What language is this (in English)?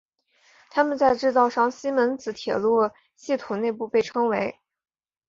Chinese